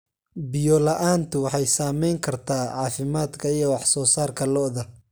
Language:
Somali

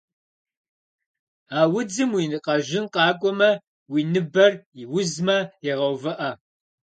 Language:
Kabardian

